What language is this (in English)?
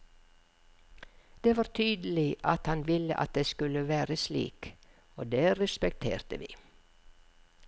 Norwegian